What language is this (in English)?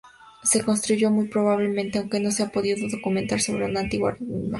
Spanish